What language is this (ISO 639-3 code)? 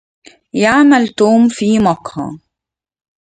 ara